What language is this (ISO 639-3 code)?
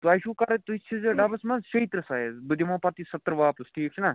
kas